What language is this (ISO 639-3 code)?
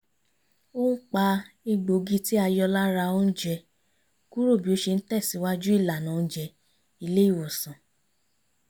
yor